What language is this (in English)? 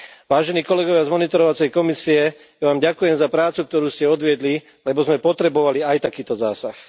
Slovak